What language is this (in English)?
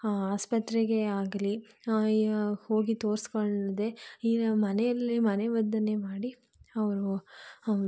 Kannada